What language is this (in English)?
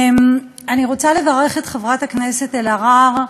Hebrew